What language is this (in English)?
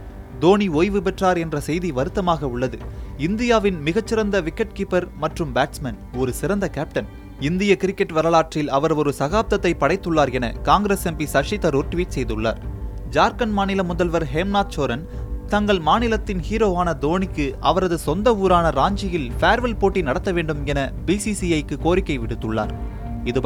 Tamil